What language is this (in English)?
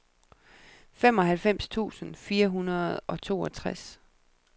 Danish